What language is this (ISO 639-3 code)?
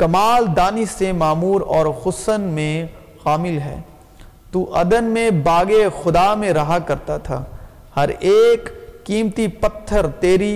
urd